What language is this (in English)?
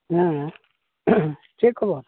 Santali